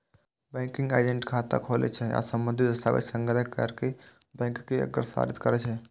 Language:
Maithili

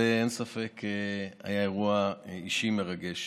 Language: Hebrew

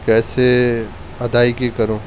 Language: Urdu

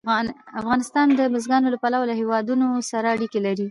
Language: Pashto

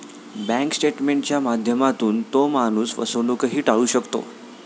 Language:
Marathi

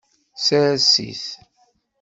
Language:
Kabyle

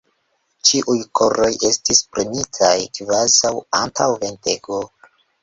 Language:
Esperanto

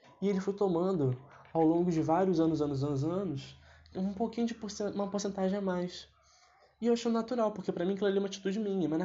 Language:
Portuguese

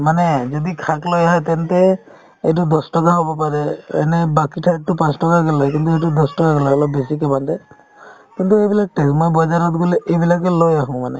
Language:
Assamese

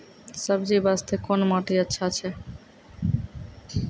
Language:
Maithili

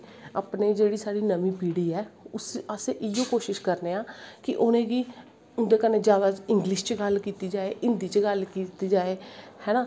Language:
Dogri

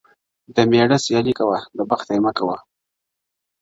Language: Pashto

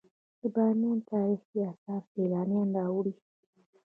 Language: Pashto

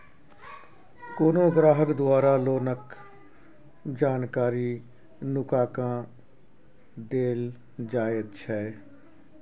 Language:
Maithili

